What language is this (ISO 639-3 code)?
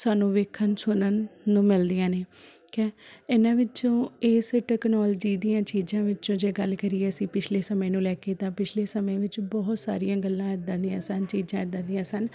pan